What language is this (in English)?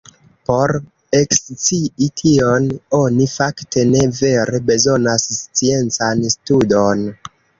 Esperanto